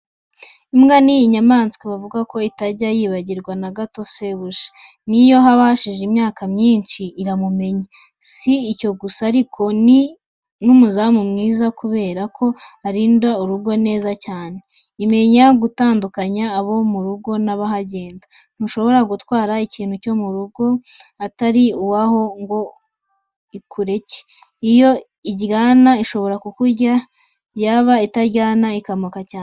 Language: Kinyarwanda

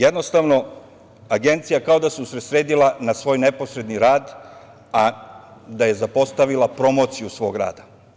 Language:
Serbian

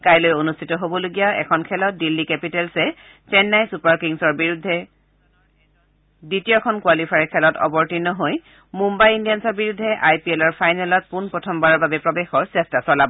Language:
Assamese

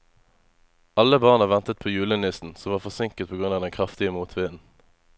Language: Norwegian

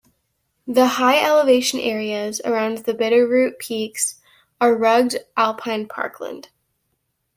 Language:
English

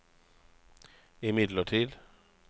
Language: Norwegian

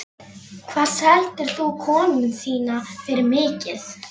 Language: Icelandic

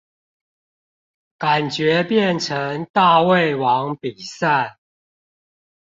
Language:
Chinese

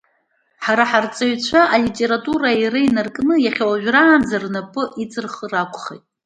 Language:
Abkhazian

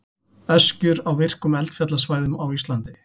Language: Icelandic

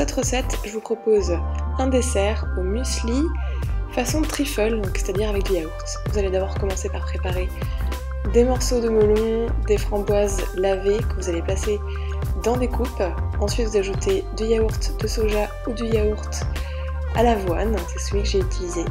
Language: French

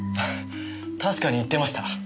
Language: Japanese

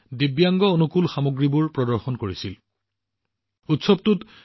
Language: Assamese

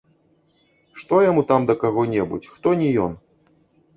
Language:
Belarusian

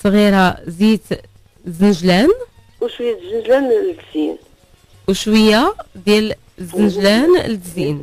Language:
Arabic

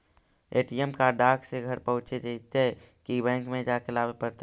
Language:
Magahi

